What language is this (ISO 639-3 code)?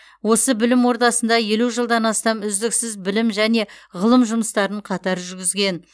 kaz